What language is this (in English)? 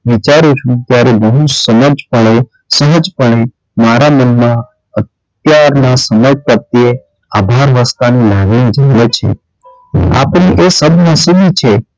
Gujarati